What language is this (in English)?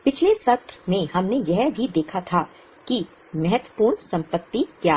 Hindi